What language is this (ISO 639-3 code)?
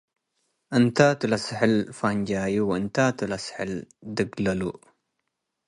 tig